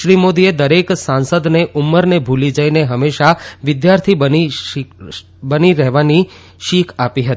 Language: Gujarati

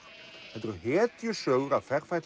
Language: Icelandic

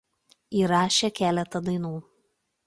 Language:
Lithuanian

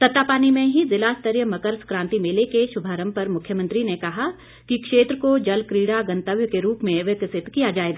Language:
Hindi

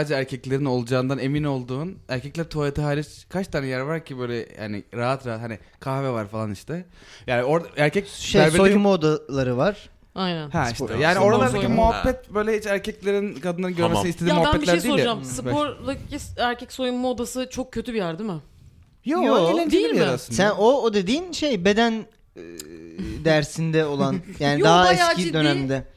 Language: Turkish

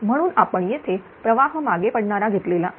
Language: Marathi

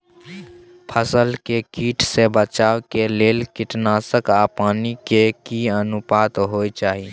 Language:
Maithili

